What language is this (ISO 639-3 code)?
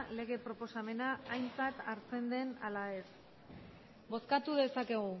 eus